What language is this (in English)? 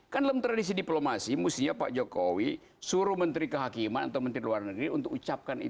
Indonesian